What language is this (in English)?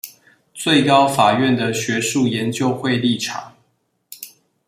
Chinese